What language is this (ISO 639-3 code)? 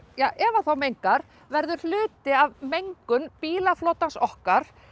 isl